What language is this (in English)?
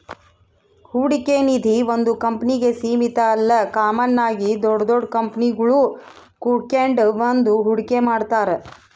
Kannada